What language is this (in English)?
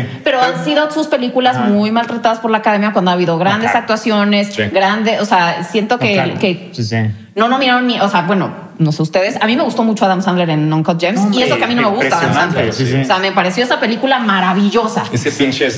Spanish